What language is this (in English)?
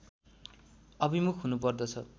Nepali